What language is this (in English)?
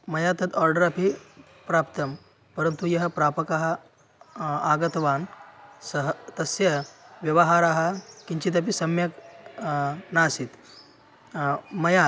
Sanskrit